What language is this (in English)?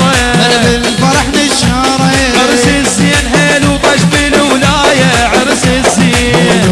Arabic